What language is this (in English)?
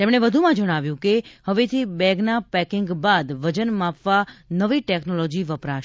Gujarati